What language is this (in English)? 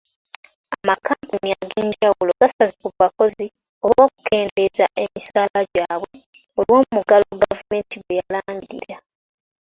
Ganda